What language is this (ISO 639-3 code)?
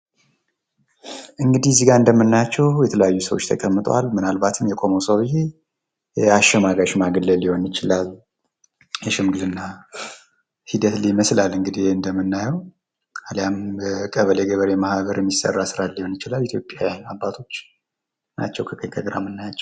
amh